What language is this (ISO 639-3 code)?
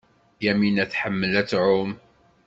kab